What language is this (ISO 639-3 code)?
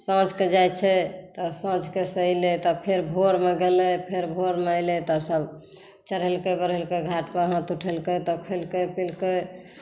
mai